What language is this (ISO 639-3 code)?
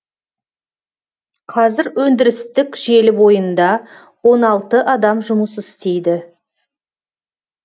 kaz